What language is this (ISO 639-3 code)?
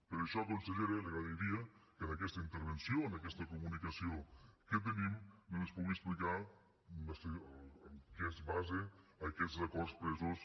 cat